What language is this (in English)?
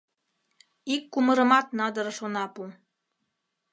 Mari